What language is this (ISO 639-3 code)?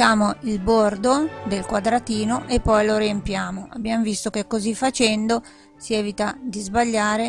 ita